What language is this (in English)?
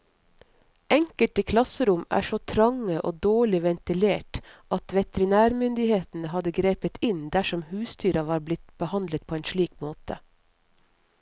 Norwegian